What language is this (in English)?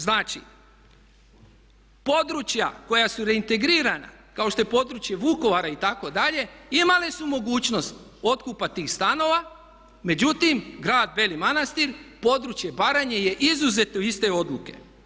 Croatian